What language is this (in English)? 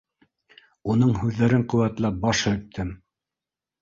Bashkir